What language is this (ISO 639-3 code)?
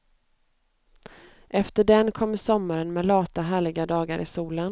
swe